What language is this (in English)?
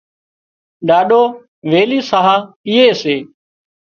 Wadiyara Koli